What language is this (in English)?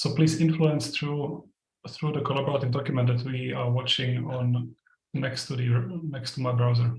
English